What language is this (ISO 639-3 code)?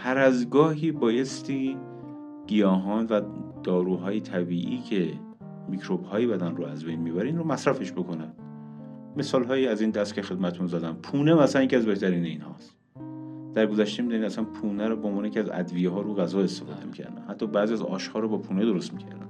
fas